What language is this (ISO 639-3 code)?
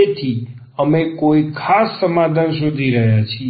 guj